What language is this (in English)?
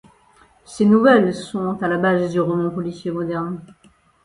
French